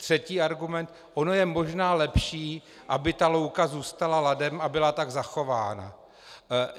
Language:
Czech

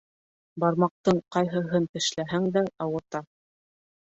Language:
Bashkir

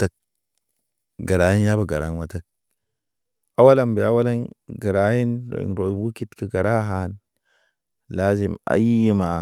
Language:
Naba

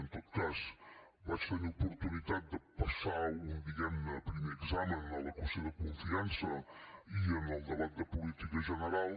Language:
Catalan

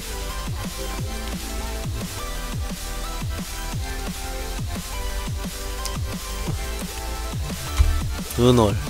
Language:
Korean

